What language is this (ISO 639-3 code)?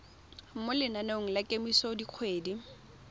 tsn